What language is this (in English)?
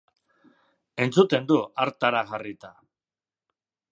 Basque